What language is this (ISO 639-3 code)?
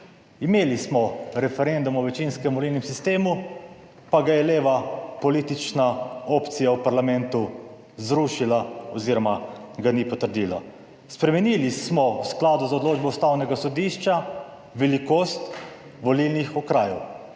slv